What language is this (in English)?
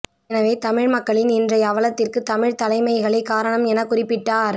Tamil